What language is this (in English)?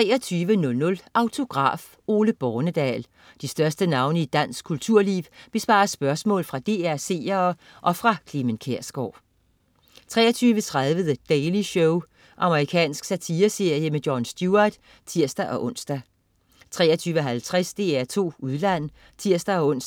Danish